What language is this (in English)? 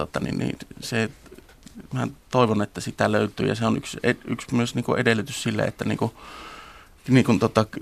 Finnish